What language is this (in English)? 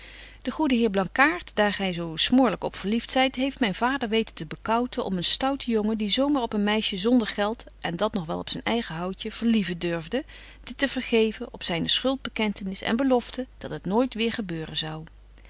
Dutch